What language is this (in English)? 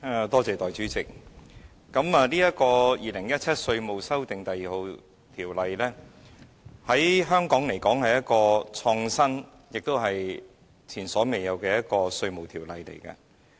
Cantonese